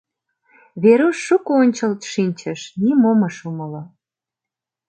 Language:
Mari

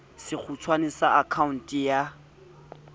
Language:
Southern Sotho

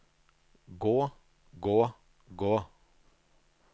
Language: Norwegian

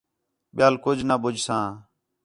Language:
Khetrani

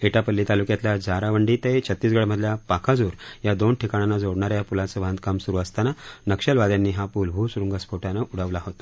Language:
Marathi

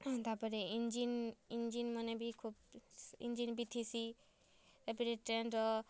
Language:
Odia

